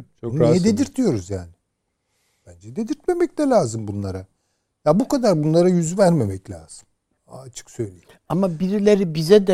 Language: Turkish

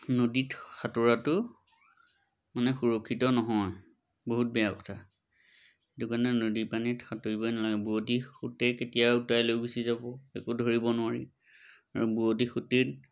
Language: Assamese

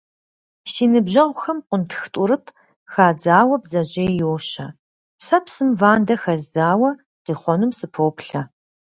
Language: Kabardian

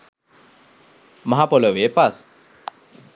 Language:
Sinhala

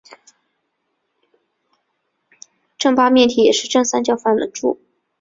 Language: Chinese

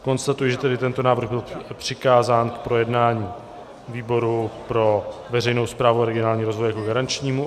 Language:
Czech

